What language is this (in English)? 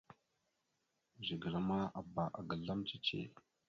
Mada (Cameroon)